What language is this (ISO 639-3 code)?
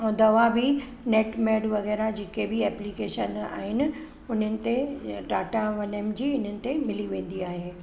snd